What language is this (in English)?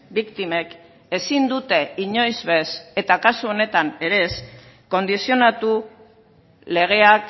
Basque